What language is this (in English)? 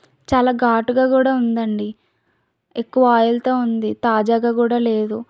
Telugu